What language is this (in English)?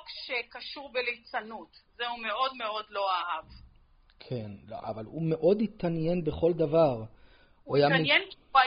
Hebrew